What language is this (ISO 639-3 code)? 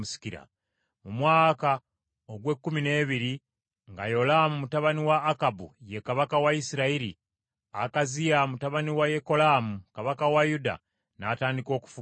lug